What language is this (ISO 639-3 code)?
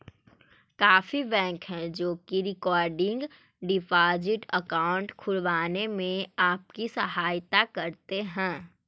mag